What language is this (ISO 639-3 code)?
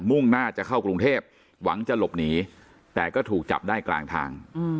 tha